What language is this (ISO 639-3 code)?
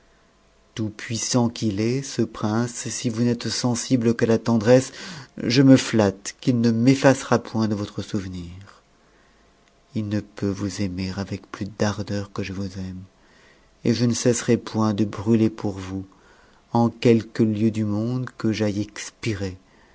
fra